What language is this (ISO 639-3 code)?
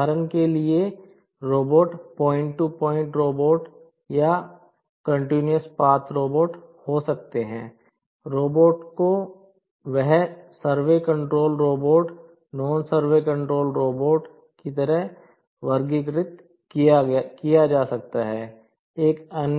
hin